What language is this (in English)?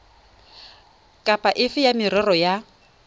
Tswana